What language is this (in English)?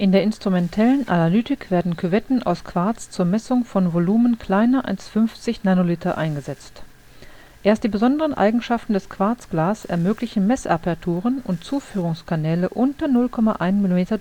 German